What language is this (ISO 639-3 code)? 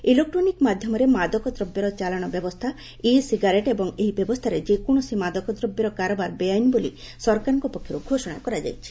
ori